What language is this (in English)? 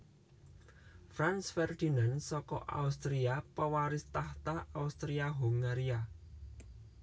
Javanese